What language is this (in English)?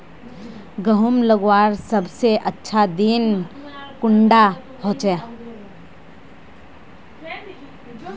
Magahi